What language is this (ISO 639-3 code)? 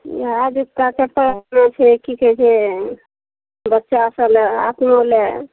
mai